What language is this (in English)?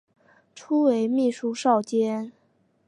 Chinese